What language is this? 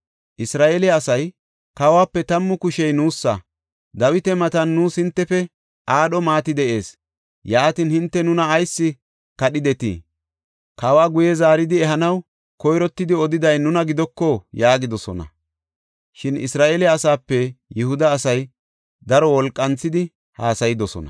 Gofa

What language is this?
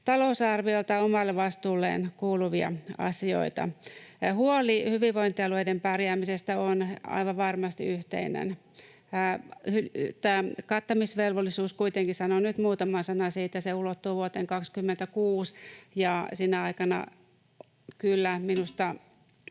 Finnish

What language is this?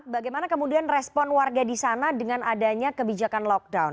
Indonesian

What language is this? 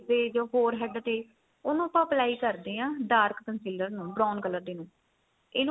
Punjabi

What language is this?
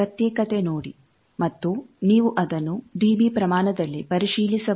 Kannada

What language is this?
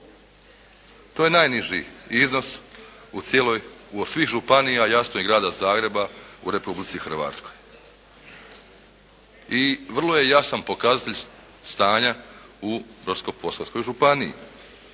Croatian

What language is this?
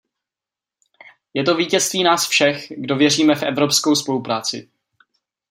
Czech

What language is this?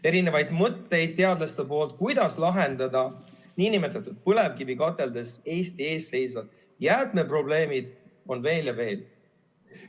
Estonian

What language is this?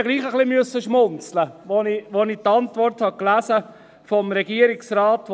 Swiss German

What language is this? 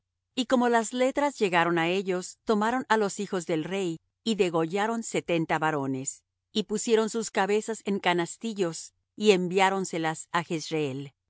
Spanish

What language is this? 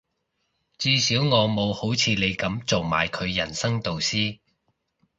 Cantonese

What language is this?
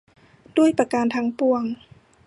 Thai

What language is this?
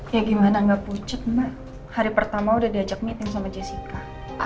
Indonesian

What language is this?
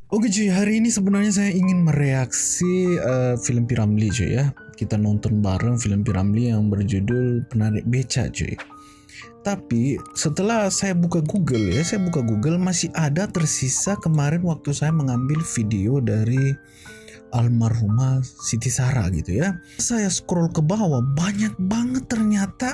Indonesian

